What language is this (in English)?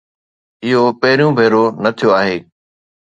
Sindhi